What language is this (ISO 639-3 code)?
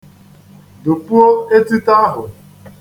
ibo